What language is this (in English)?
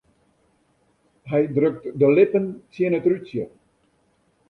Western Frisian